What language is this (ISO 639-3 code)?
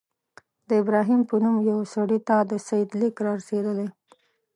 pus